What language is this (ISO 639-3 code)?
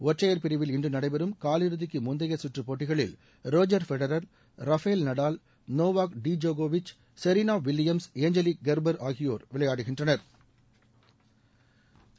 tam